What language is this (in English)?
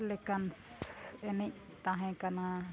Santali